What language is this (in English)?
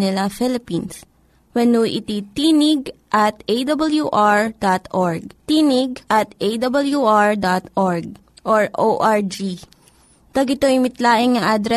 Filipino